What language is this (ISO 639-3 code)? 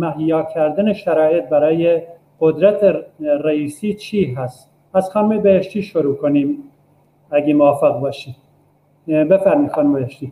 fas